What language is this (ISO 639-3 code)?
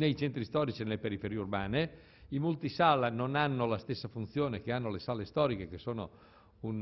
ita